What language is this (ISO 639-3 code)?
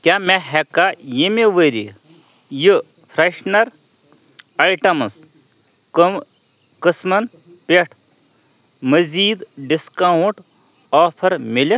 kas